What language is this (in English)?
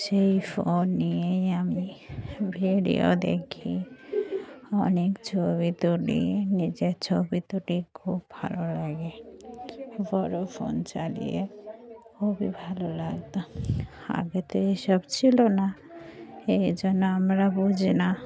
Bangla